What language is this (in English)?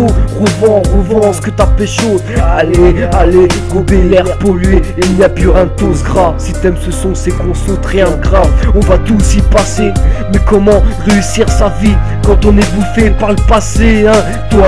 French